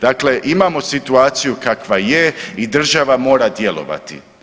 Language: Croatian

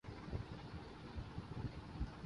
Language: Urdu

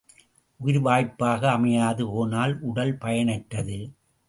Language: Tamil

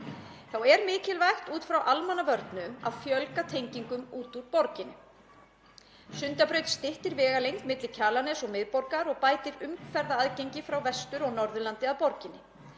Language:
Icelandic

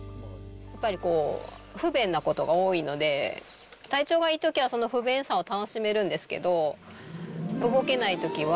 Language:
Japanese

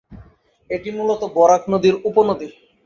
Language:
Bangla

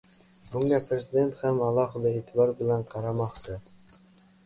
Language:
Uzbek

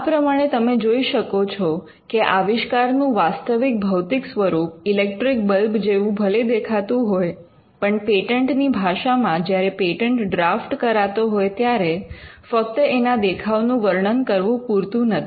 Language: Gujarati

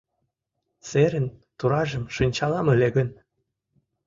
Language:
Mari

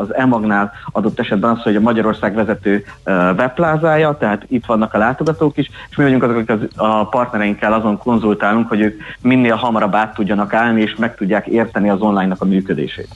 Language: Hungarian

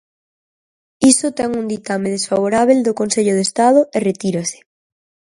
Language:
Galician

